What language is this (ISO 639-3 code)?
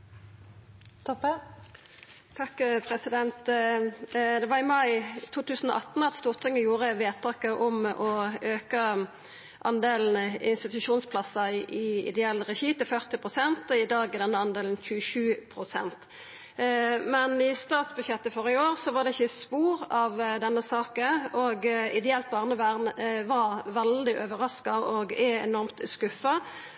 nno